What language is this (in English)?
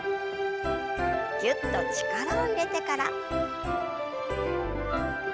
Japanese